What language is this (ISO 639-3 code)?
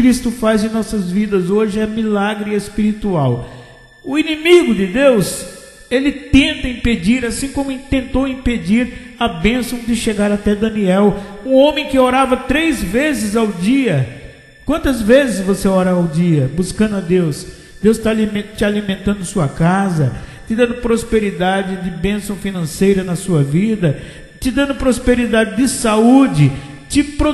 por